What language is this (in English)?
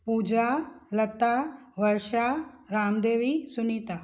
Sindhi